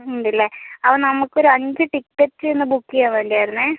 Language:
Malayalam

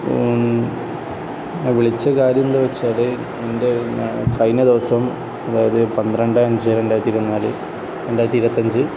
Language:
Malayalam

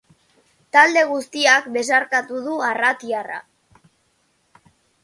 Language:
Basque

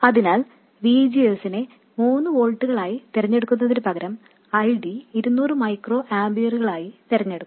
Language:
Malayalam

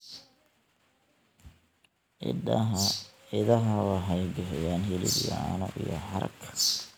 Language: Somali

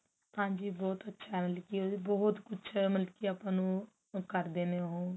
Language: Punjabi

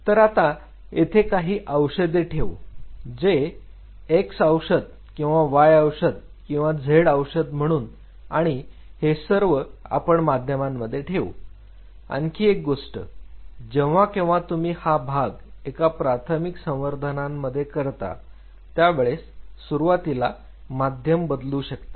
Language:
Marathi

